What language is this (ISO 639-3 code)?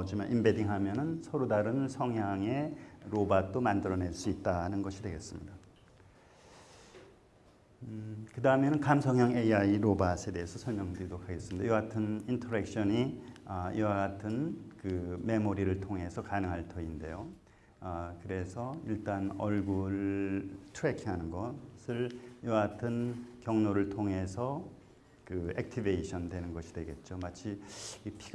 kor